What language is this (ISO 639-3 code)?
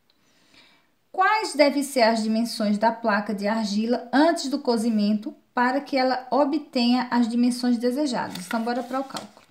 por